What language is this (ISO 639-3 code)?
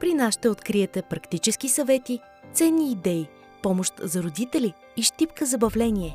bul